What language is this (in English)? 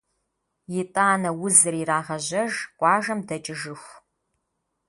Kabardian